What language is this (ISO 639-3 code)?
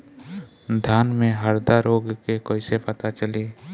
bho